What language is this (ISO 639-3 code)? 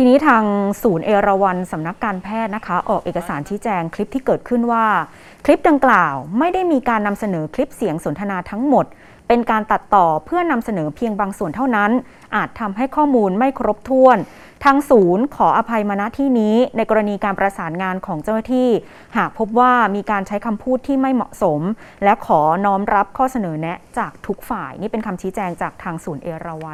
tha